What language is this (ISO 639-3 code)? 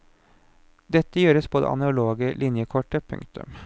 nor